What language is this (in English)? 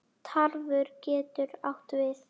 Icelandic